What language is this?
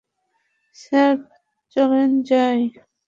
Bangla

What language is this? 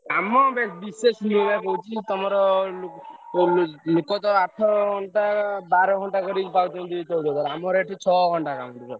Odia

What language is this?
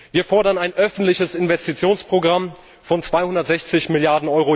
German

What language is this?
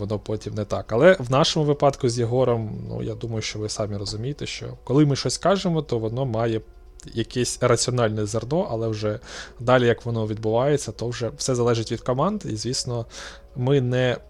Ukrainian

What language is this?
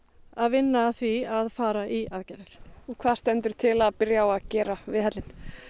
Icelandic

